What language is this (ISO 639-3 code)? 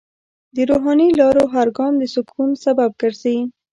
pus